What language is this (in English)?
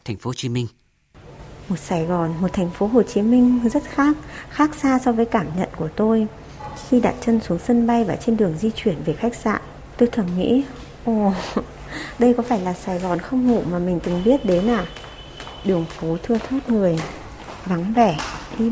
Vietnamese